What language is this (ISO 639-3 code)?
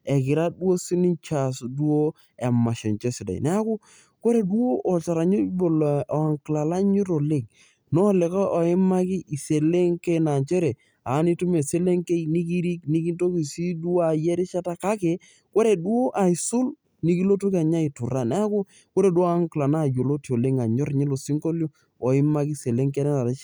mas